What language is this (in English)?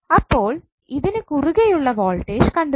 Malayalam